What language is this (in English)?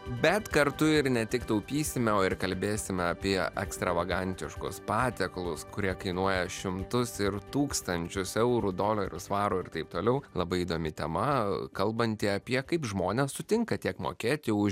Lithuanian